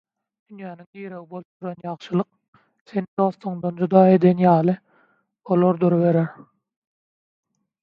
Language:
Turkmen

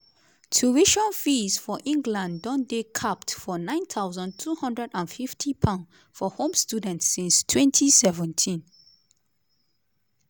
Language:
Nigerian Pidgin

